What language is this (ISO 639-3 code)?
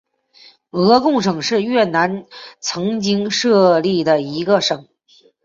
zho